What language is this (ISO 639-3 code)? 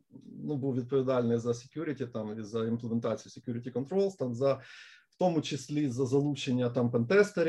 ukr